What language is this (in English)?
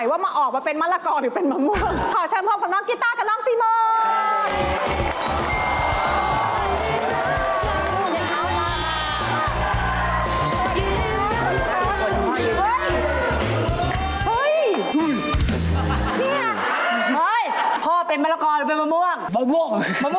Thai